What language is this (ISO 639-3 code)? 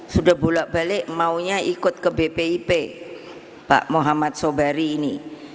ind